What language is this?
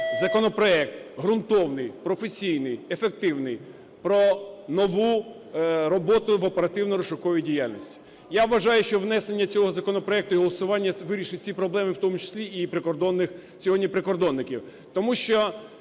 Ukrainian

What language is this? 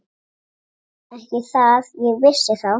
Icelandic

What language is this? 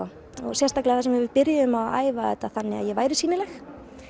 Icelandic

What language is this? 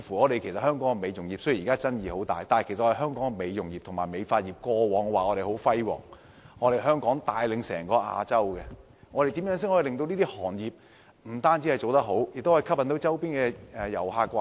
Cantonese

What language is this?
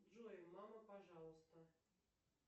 Russian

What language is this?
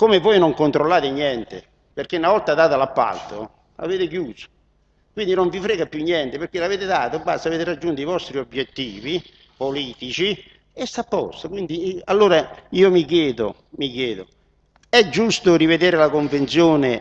Italian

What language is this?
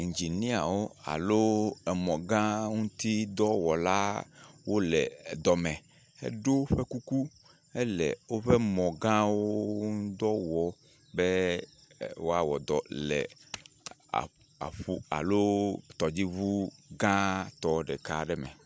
Ewe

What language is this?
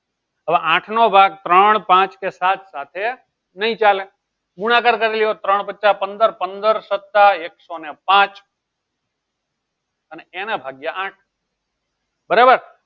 Gujarati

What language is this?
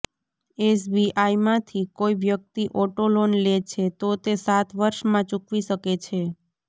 Gujarati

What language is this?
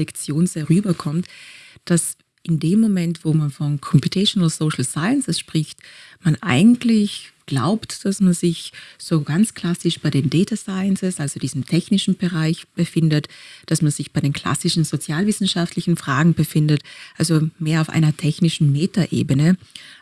German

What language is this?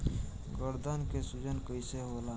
Bhojpuri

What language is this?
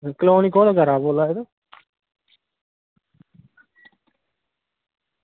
Dogri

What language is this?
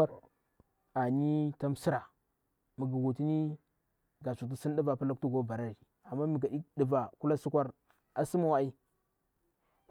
Bura-Pabir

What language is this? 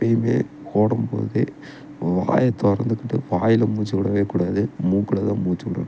Tamil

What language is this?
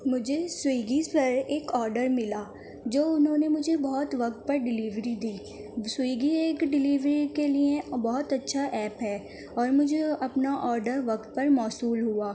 Urdu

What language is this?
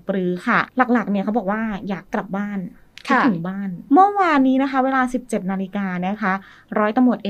Thai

